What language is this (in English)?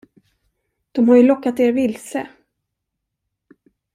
Swedish